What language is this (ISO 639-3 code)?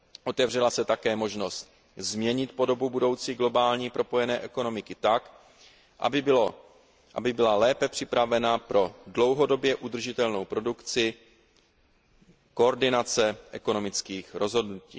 ces